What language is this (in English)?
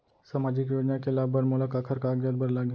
Chhattisgarhi